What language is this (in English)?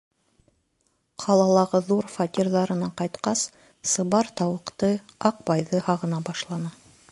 Bashkir